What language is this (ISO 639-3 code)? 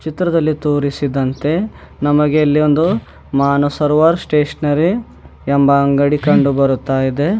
kan